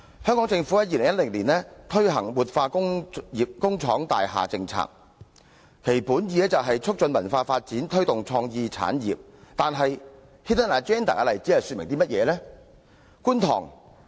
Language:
Cantonese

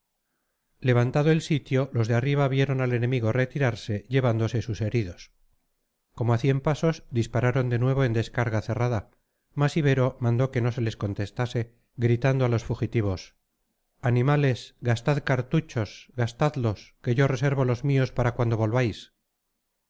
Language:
Spanish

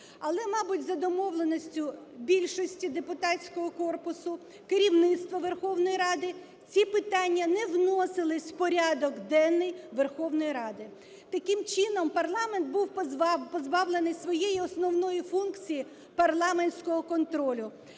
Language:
Ukrainian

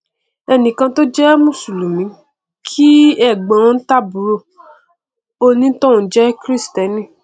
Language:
Yoruba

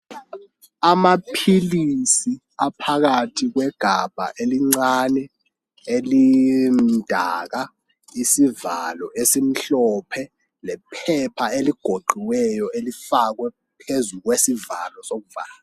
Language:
North Ndebele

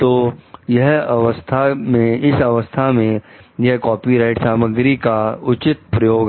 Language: Hindi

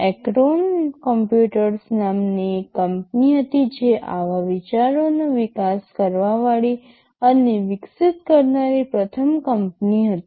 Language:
Gujarati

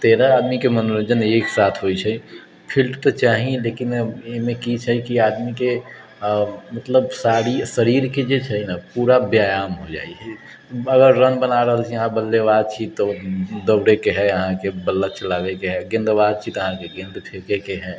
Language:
Maithili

